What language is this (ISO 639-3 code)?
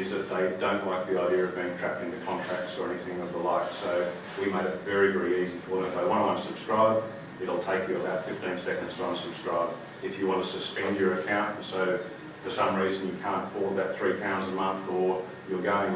eng